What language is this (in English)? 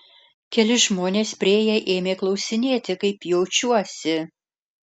Lithuanian